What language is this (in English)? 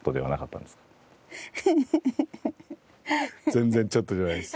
Japanese